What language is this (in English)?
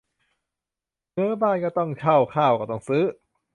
Thai